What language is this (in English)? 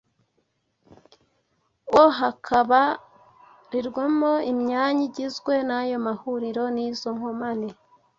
Kinyarwanda